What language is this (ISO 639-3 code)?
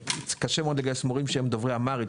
heb